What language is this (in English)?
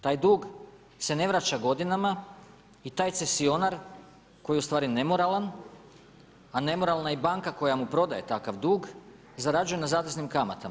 Croatian